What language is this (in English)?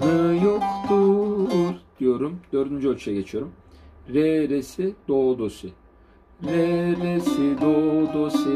Turkish